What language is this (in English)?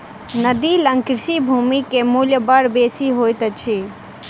Maithili